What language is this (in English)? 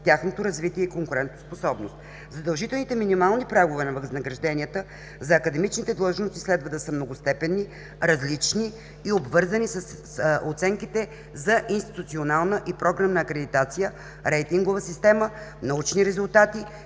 Bulgarian